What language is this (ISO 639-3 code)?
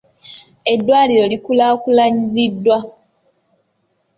lug